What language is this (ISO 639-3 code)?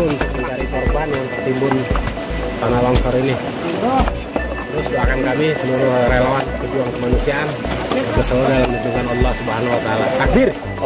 ind